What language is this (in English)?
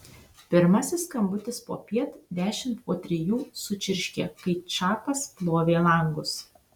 Lithuanian